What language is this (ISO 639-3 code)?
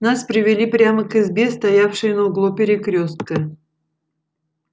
rus